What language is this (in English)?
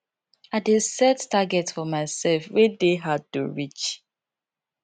Nigerian Pidgin